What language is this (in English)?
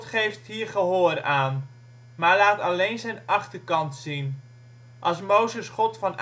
Dutch